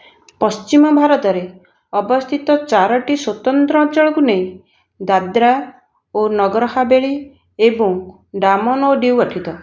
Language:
Odia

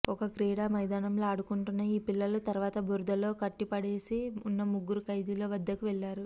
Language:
Telugu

